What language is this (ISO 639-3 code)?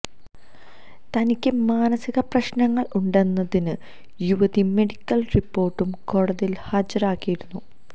mal